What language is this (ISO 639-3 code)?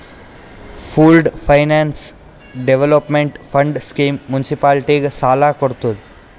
kan